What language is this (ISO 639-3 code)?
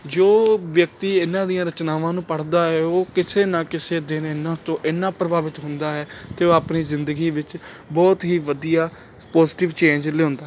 pan